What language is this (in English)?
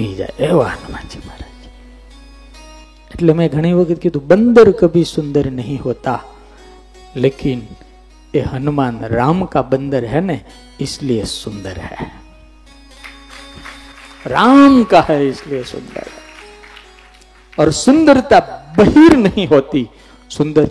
Gujarati